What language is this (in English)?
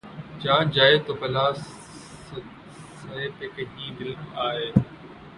Urdu